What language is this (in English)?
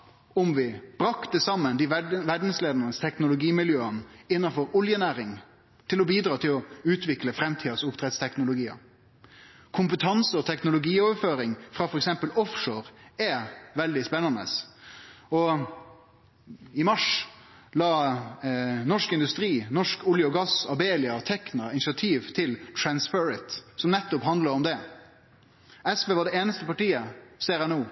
Norwegian Nynorsk